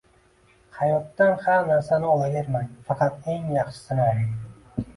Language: Uzbek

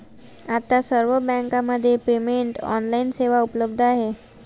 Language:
Marathi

